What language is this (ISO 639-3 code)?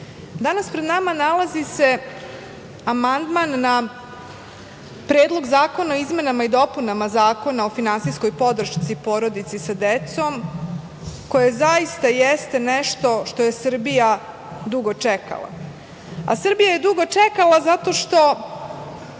srp